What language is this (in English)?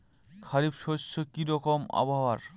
Bangla